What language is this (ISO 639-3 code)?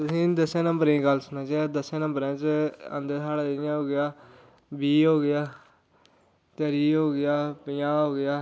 doi